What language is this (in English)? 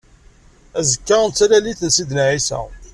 Kabyle